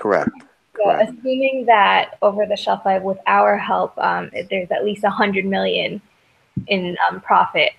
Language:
English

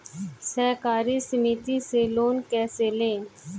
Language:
Hindi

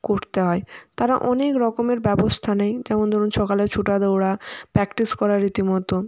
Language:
Bangla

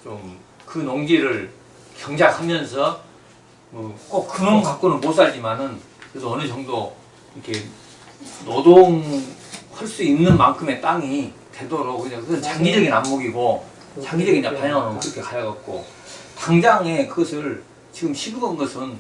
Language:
Korean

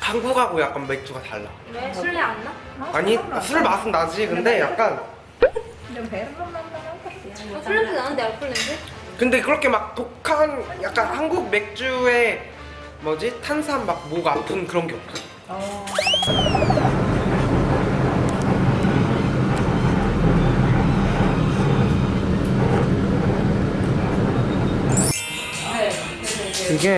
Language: Korean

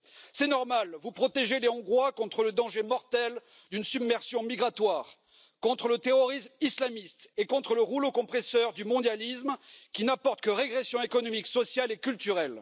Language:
French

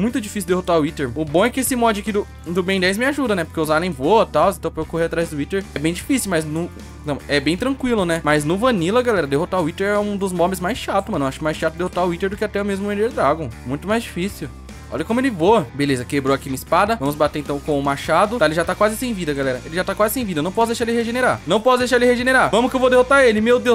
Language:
Portuguese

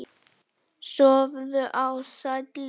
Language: Icelandic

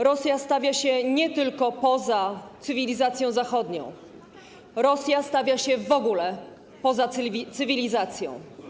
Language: Polish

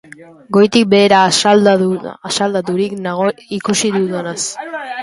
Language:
Basque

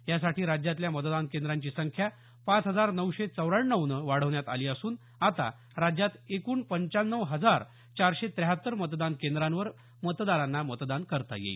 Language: Marathi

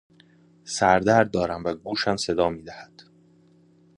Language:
Persian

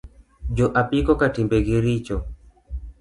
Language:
Luo (Kenya and Tanzania)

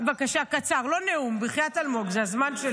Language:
Hebrew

